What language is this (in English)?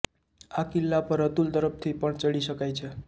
Gujarati